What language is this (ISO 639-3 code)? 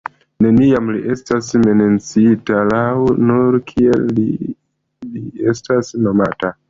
epo